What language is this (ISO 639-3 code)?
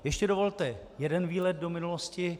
ces